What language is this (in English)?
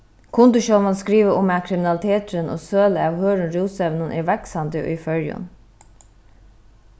Faroese